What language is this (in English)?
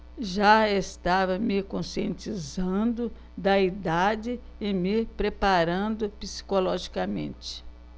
Portuguese